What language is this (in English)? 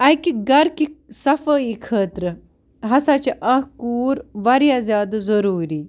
Kashmiri